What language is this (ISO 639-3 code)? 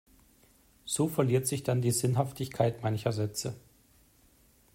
deu